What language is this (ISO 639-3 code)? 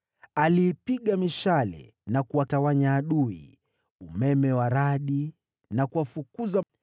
swa